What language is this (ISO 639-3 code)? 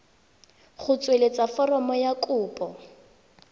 tsn